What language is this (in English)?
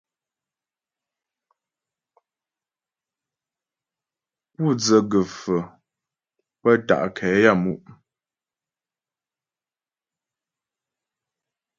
Ghomala